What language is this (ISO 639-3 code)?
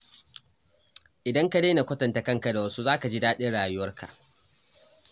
hau